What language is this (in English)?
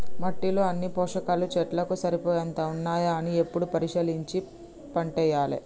Telugu